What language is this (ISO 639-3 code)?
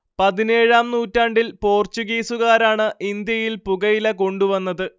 mal